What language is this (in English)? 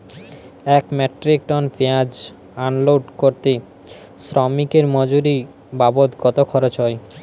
Bangla